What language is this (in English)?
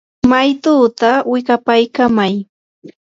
Yanahuanca Pasco Quechua